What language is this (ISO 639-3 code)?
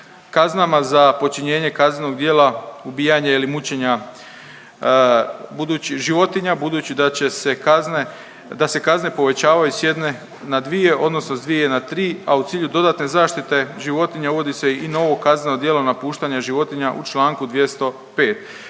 hrv